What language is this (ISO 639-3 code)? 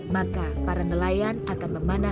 ind